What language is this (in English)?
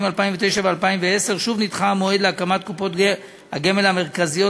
Hebrew